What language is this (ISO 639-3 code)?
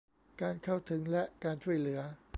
tha